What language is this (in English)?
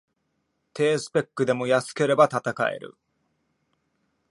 Japanese